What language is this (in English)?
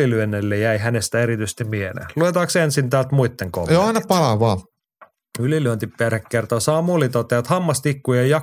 Finnish